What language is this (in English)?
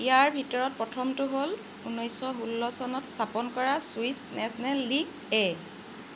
Assamese